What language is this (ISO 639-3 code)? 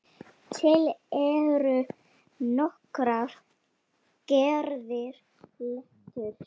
isl